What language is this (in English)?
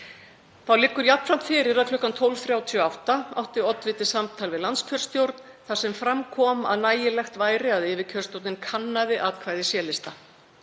Icelandic